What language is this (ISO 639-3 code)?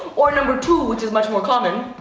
eng